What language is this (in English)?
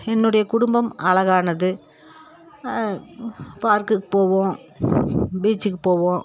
Tamil